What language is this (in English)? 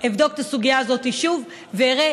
Hebrew